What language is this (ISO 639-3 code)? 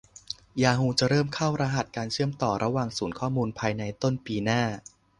tha